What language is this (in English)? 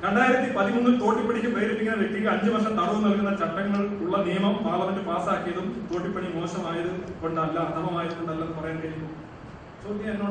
Malayalam